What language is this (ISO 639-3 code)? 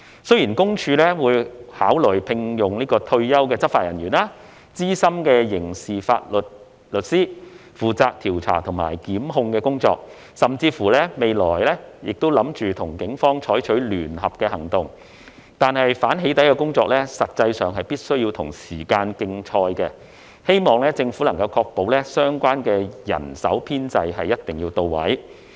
yue